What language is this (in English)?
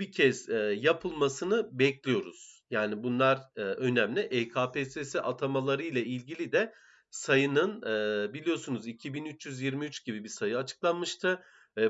Turkish